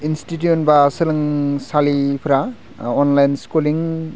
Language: Bodo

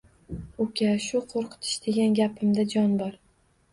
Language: Uzbek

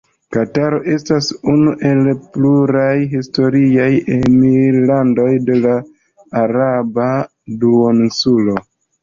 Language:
Esperanto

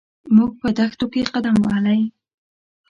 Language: Pashto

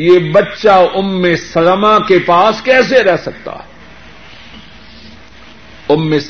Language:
Urdu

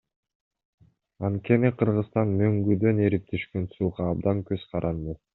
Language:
Kyrgyz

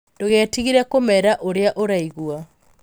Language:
Kikuyu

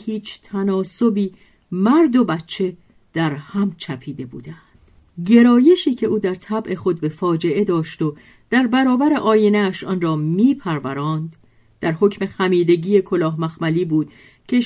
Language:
Persian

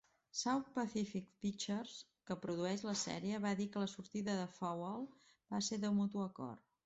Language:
Catalan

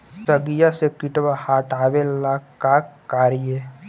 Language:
Magahi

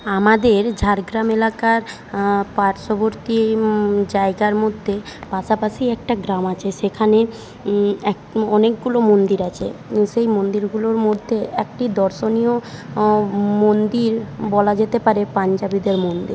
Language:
Bangla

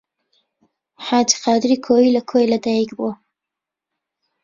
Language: Central Kurdish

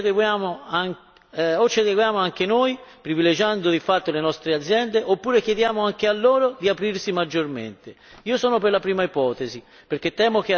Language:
Italian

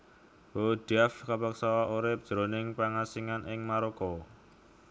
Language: Javanese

